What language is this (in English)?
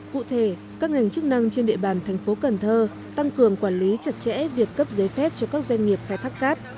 Vietnamese